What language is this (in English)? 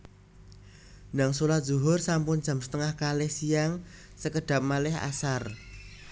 Javanese